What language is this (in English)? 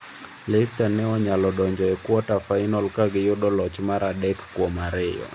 Luo (Kenya and Tanzania)